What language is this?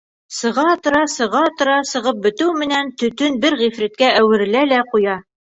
Bashkir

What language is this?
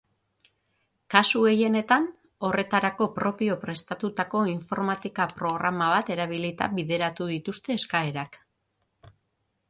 Basque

